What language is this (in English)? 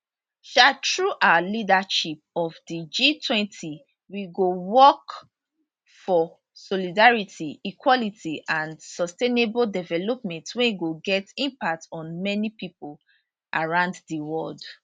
Nigerian Pidgin